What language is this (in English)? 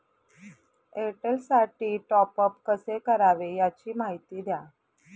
Marathi